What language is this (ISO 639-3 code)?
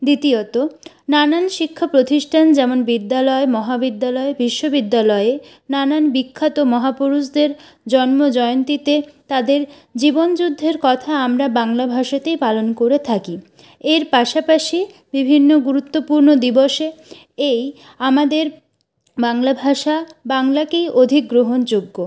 ben